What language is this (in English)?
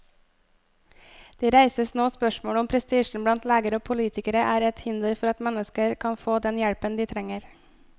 Norwegian